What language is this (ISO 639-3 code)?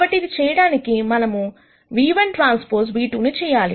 tel